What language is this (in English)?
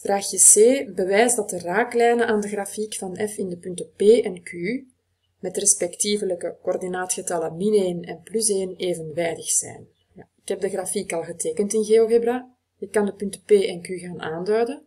Dutch